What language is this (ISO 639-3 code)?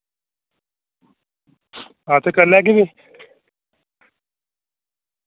doi